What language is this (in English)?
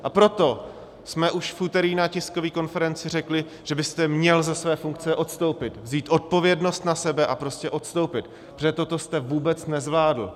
Czech